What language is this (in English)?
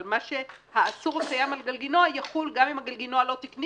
Hebrew